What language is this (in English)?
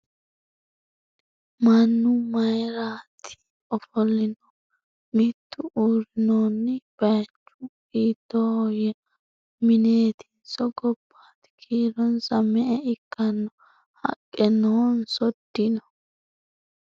Sidamo